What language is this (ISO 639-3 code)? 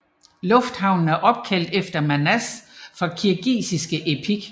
dan